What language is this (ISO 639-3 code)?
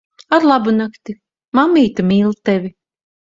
lav